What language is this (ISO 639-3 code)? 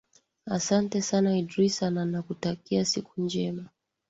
swa